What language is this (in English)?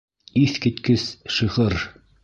Bashkir